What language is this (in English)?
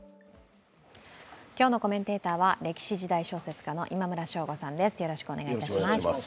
Japanese